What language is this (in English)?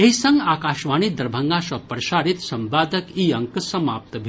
Maithili